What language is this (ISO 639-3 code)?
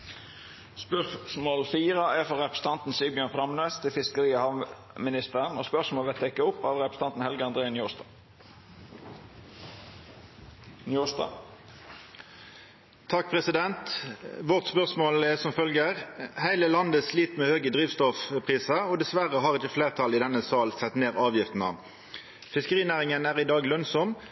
nno